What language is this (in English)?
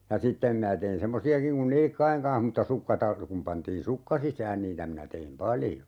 Finnish